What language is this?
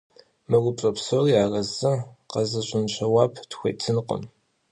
Kabardian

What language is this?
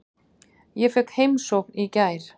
Icelandic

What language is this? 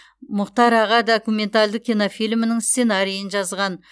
Kazakh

